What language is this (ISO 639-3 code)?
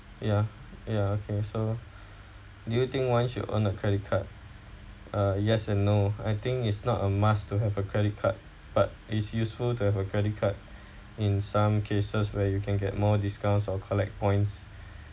eng